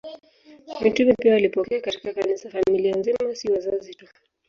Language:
Swahili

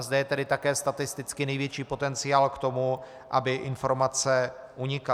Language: Czech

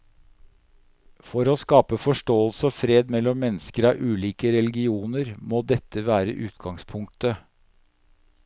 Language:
Norwegian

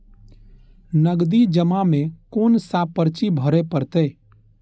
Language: Maithili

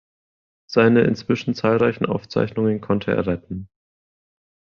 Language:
German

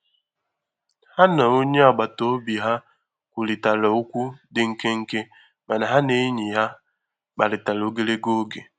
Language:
Igbo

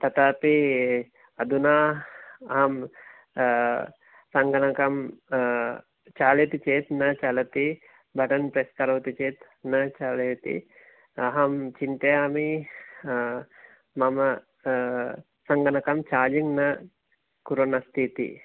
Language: Sanskrit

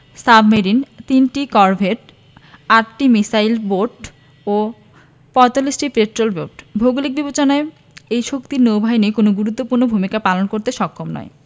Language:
Bangla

